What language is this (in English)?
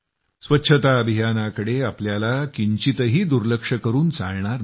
Marathi